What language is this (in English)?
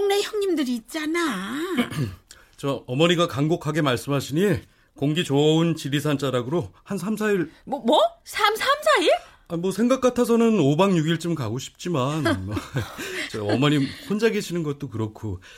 Korean